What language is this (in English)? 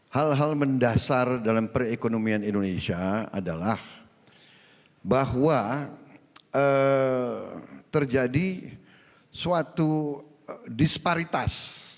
Indonesian